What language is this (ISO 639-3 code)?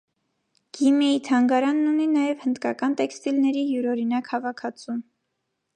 hye